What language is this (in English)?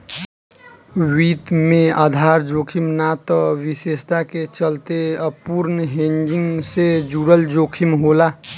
Bhojpuri